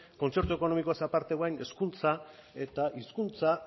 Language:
Basque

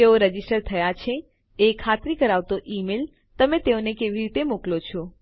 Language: Gujarati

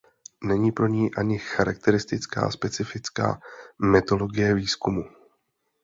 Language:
Czech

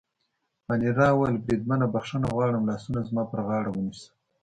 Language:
Pashto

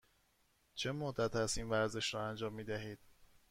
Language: Persian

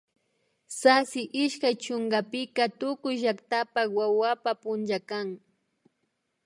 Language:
Imbabura Highland Quichua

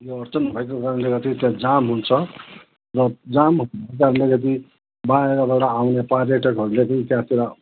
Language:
Nepali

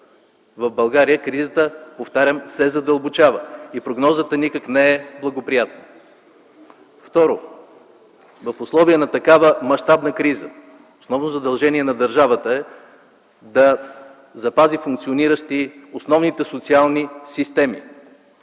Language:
Bulgarian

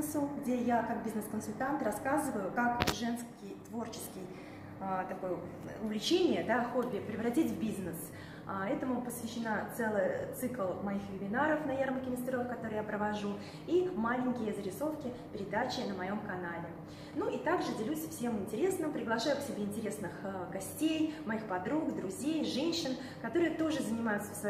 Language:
Russian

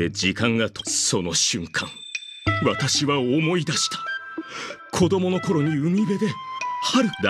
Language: Japanese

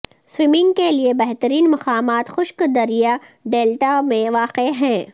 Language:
Urdu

